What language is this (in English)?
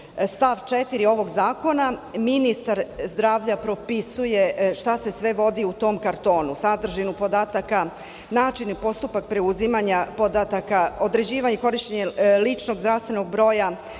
Serbian